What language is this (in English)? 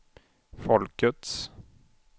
Swedish